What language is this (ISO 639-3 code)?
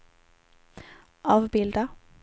swe